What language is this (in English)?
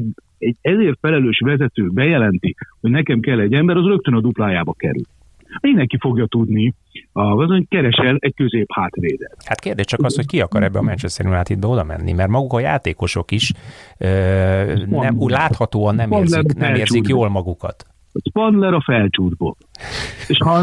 Hungarian